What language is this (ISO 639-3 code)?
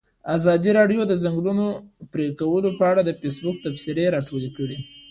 pus